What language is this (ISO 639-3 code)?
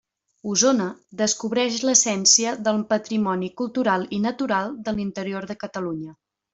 cat